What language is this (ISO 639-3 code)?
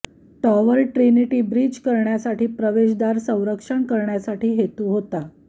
mar